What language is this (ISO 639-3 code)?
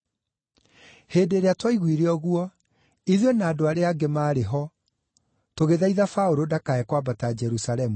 kik